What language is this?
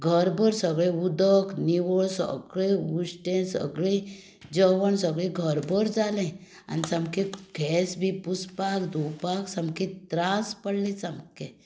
Konkani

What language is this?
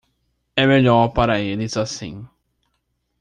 Portuguese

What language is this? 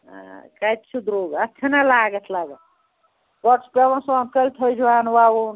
Kashmiri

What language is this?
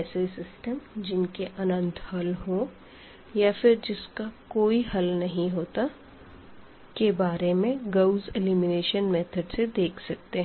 Hindi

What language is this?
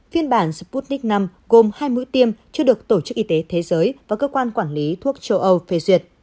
Vietnamese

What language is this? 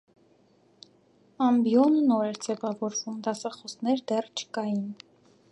Armenian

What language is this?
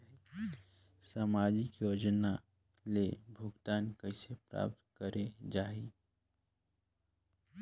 Chhattisgarhi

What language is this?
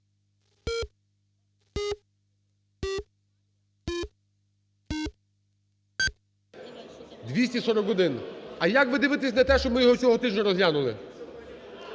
Ukrainian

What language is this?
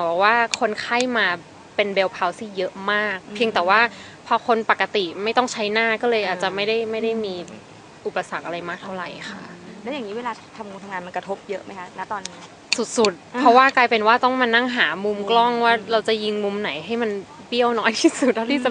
Thai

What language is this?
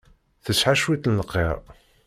Kabyle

